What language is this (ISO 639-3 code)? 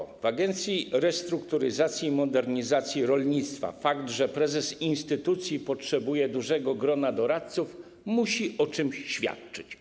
pol